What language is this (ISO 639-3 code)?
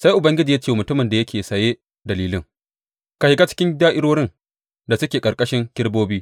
hau